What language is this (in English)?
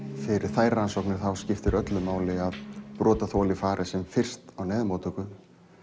Icelandic